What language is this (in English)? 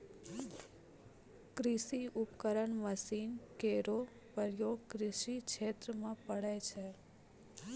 Maithili